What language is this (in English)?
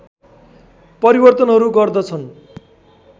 Nepali